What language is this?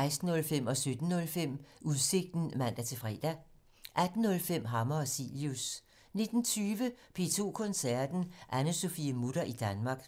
Danish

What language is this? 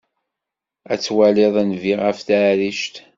Kabyle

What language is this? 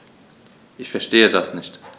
German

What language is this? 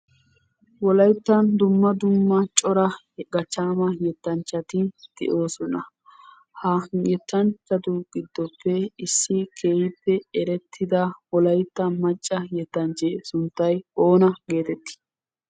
Wolaytta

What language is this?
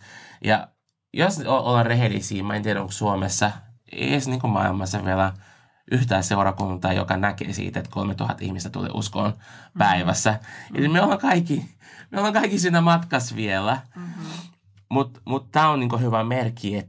Finnish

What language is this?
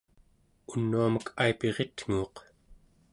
Central Yupik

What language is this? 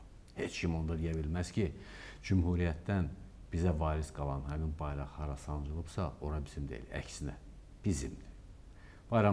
Turkish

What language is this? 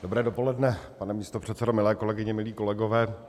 Czech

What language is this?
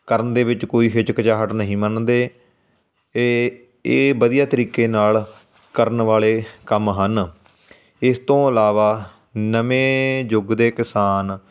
Punjabi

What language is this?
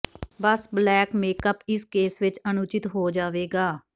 Punjabi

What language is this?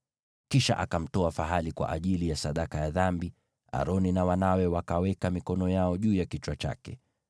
Swahili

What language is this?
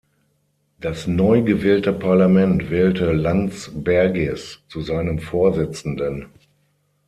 German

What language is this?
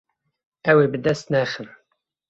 Kurdish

